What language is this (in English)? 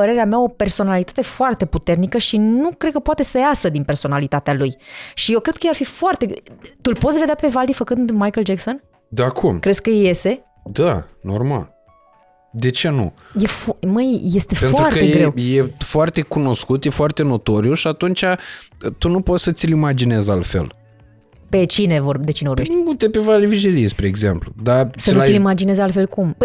Romanian